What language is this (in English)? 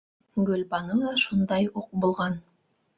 Bashkir